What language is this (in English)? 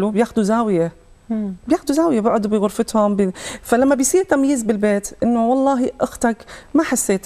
Arabic